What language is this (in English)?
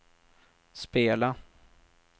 Swedish